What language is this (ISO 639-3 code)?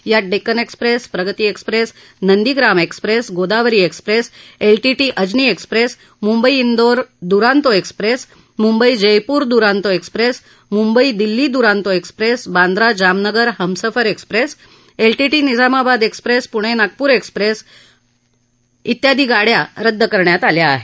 mar